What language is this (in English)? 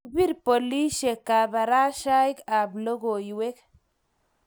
Kalenjin